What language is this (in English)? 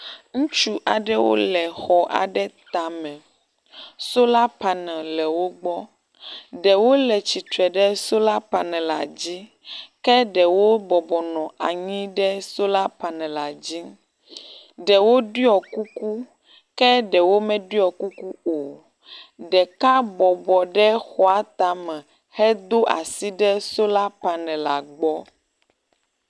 Ewe